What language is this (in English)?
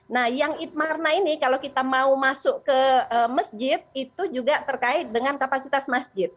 Indonesian